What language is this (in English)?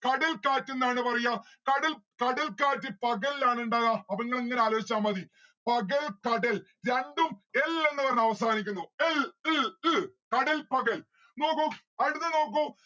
Malayalam